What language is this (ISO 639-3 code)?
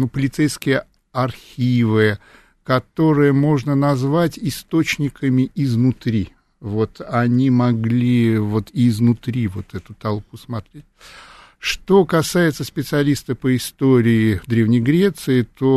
rus